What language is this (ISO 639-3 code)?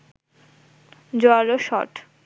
ben